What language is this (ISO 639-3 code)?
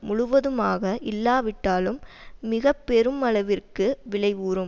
tam